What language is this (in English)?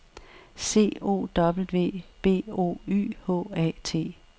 Danish